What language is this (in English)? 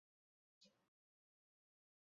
Chinese